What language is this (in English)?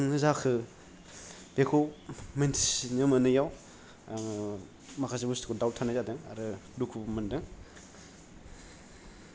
Bodo